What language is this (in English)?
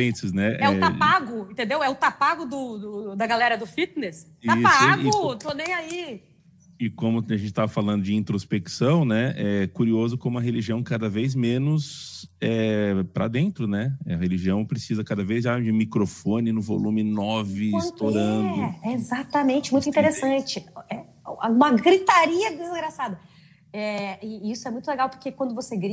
Portuguese